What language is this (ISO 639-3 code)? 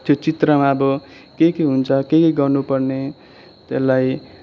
nep